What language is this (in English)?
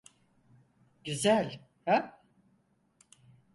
Turkish